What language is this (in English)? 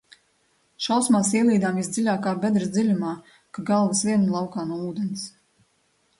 Latvian